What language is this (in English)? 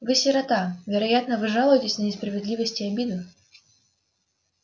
Russian